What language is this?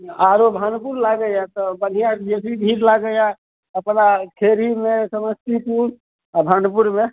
Maithili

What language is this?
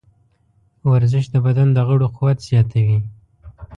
Pashto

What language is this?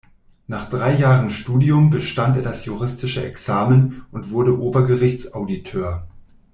German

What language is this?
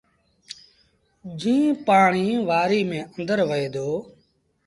Sindhi Bhil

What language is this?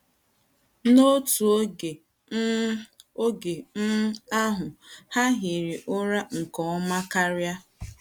Igbo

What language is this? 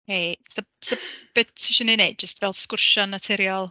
Welsh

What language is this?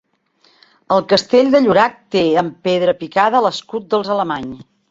Catalan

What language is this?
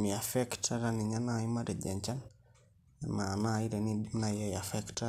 Masai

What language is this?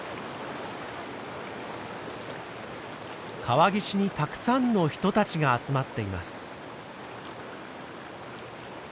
Japanese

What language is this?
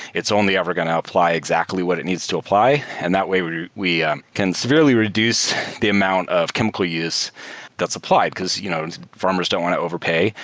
English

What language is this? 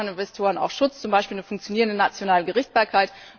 German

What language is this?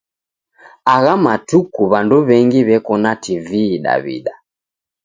Taita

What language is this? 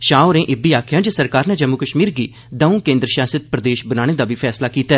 Dogri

